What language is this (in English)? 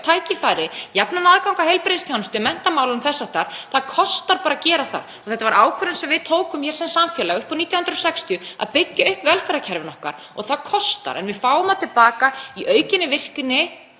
Icelandic